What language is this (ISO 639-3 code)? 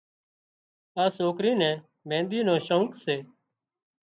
kxp